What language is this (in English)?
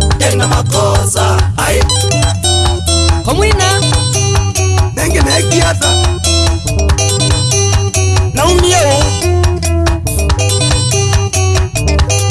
French